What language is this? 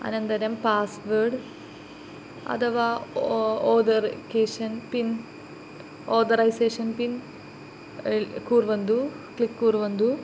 Sanskrit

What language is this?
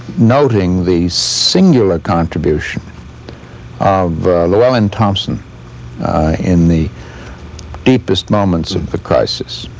English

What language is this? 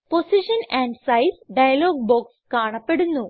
Malayalam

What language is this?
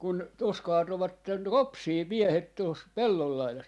Finnish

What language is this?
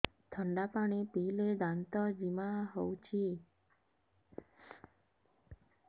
Odia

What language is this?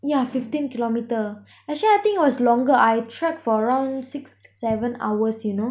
English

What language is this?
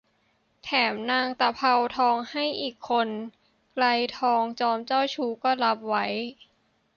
Thai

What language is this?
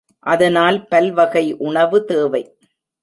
Tamil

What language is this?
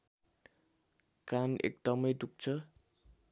Nepali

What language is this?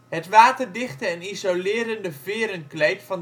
Dutch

